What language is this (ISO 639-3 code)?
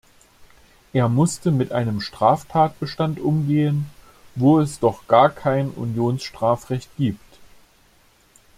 deu